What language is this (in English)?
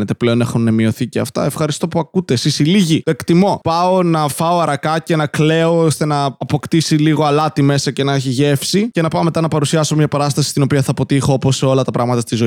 Greek